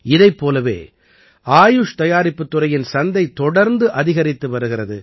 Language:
Tamil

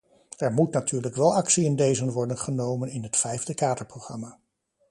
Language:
Dutch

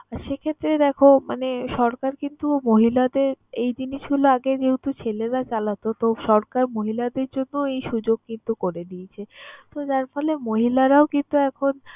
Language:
Bangla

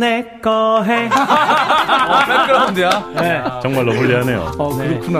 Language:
Korean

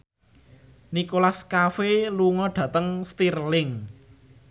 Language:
Javanese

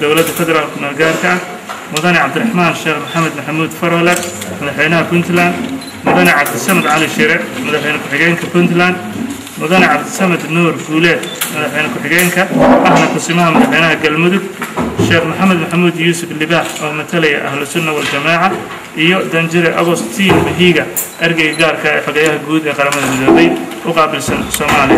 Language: Arabic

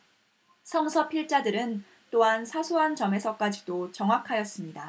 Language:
Korean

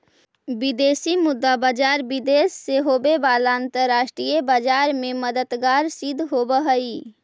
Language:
Magahi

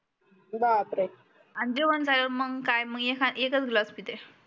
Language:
Marathi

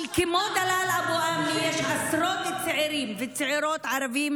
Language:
Hebrew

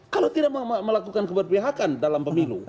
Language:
Indonesian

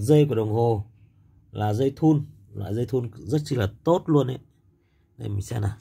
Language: Vietnamese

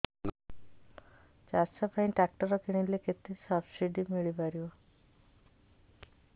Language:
Odia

